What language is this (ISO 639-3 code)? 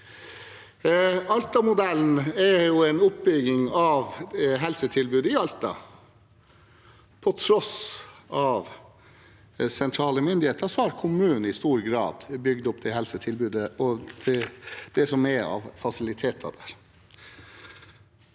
nor